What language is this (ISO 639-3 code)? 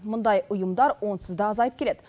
kaz